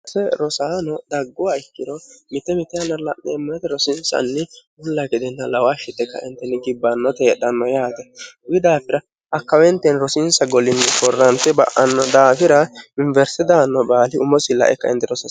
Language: Sidamo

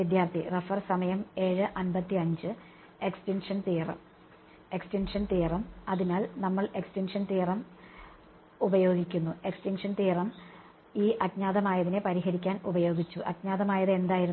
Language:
Malayalam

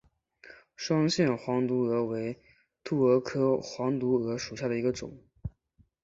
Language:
Chinese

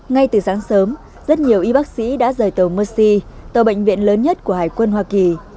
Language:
Vietnamese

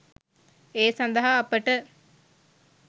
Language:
Sinhala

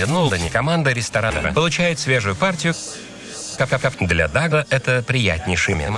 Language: Russian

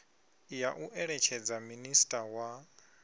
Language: Venda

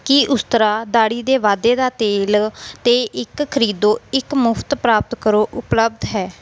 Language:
Punjabi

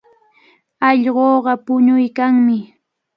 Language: Cajatambo North Lima Quechua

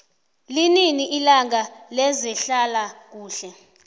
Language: South Ndebele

